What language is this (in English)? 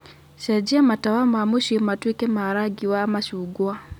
Kikuyu